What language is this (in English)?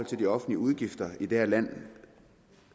Danish